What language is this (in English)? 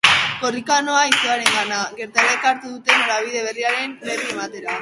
Basque